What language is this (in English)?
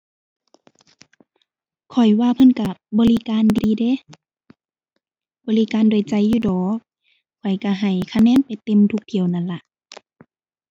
Thai